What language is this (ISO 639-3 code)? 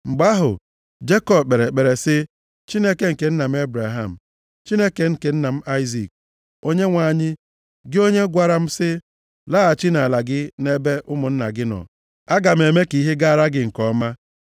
ibo